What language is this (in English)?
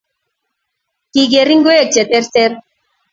Kalenjin